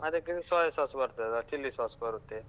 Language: Kannada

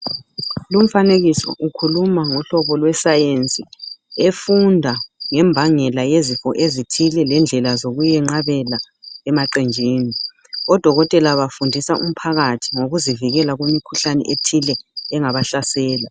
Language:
North Ndebele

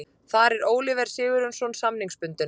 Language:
Icelandic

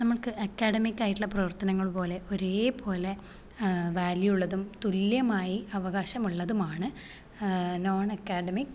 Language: Malayalam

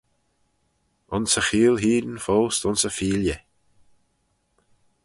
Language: Manx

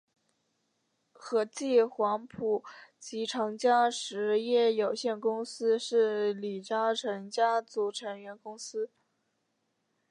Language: Chinese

